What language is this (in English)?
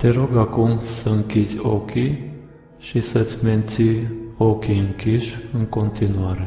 Romanian